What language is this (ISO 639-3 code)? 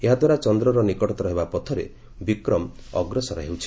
ori